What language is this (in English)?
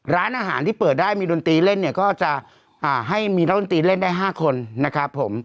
Thai